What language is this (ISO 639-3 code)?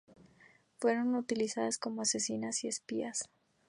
spa